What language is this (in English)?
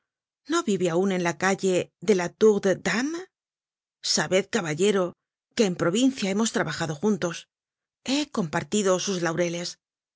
Spanish